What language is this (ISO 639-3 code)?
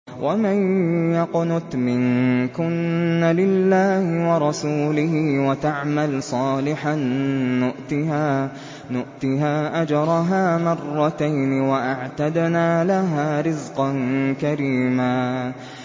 ara